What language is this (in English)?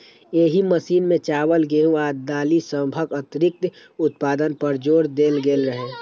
Maithili